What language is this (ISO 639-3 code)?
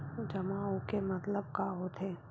hne